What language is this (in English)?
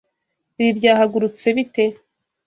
Kinyarwanda